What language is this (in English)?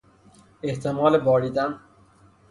Persian